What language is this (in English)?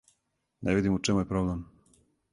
Serbian